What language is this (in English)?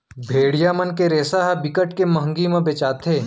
Chhattisgarhi